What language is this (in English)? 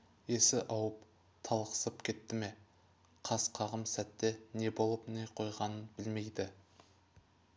Kazakh